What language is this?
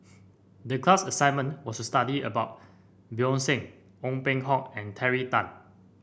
English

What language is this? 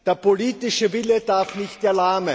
German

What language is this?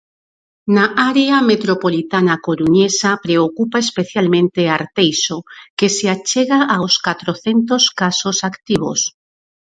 Galician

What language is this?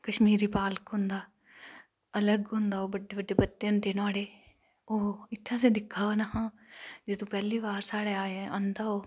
Dogri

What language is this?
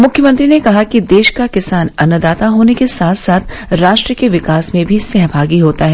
Hindi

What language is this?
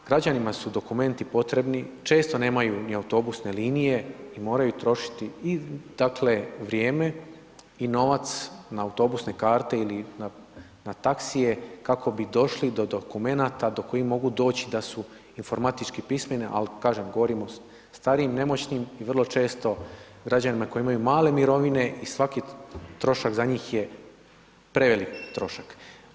Croatian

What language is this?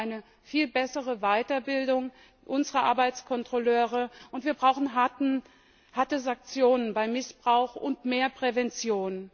German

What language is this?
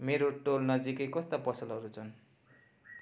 Nepali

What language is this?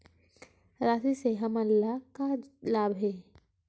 Chhattisgarhi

